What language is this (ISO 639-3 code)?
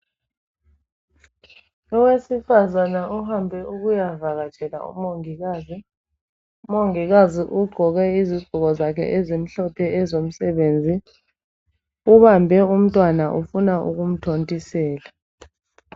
nde